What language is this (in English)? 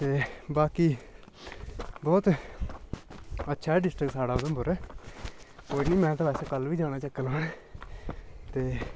Dogri